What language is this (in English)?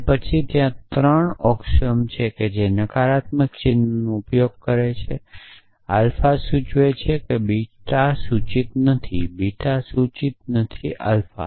Gujarati